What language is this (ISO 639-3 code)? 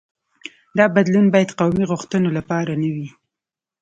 pus